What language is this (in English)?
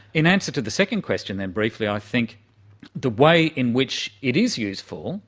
English